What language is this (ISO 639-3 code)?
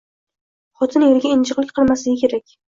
uzb